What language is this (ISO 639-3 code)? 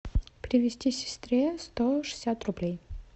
rus